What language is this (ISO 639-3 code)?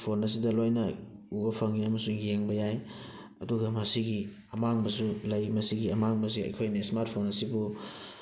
mni